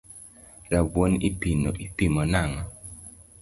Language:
Luo (Kenya and Tanzania)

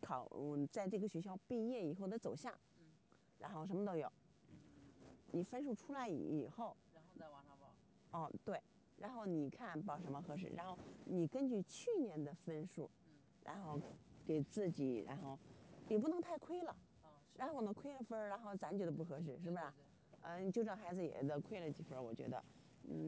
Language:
Chinese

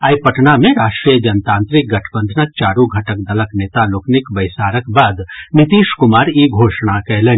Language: Maithili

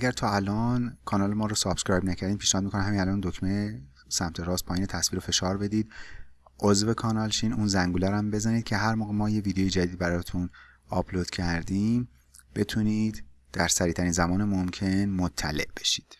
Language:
Persian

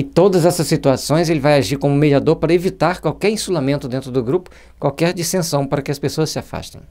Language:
Portuguese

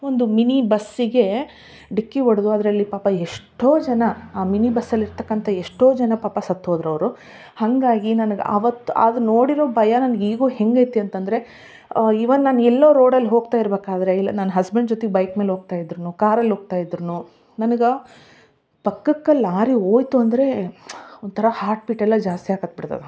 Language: Kannada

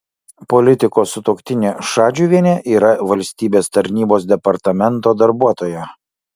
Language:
Lithuanian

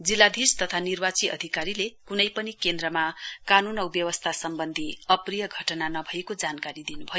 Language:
Nepali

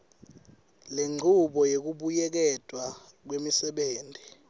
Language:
Swati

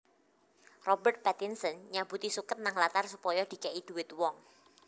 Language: Javanese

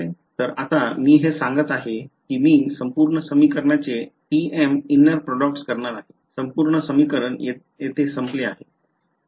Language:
Marathi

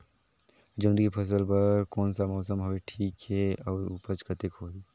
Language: Chhattisgarhi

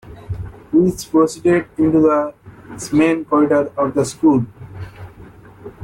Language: English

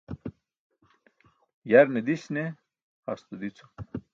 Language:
Burushaski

